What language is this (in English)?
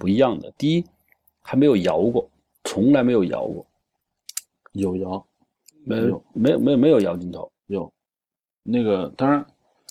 Chinese